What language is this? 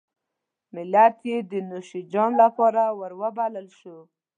Pashto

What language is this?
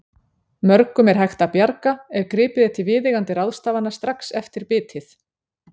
Icelandic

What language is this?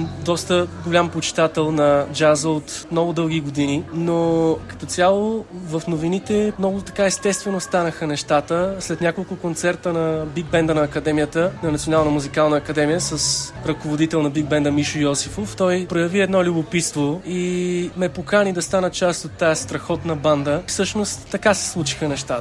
Bulgarian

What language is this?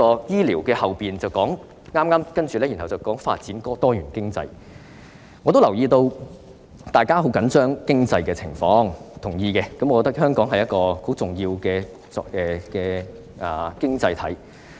Cantonese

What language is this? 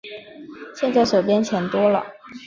Chinese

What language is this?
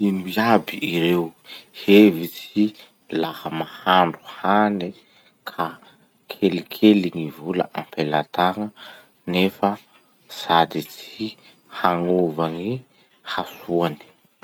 Masikoro Malagasy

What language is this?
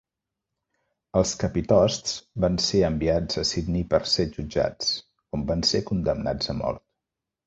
Catalan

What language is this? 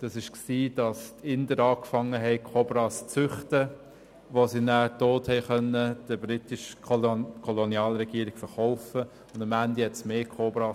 Swiss German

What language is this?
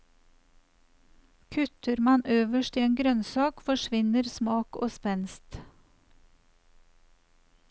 Norwegian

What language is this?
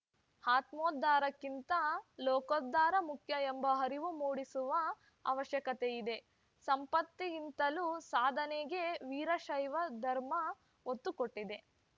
Kannada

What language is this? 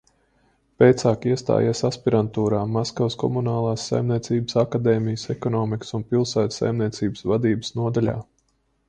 Latvian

